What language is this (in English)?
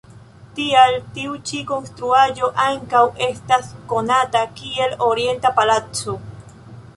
Esperanto